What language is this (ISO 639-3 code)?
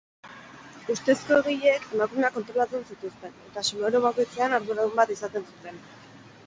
eus